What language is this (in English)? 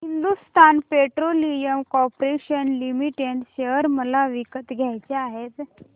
Marathi